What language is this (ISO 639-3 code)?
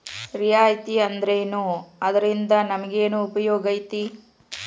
kan